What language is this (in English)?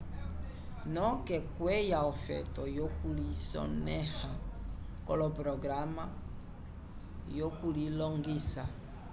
Umbundu